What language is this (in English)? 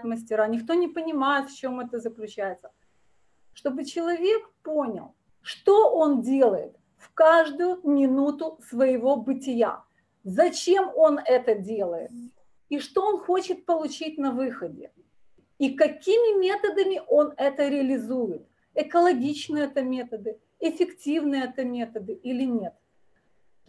Russian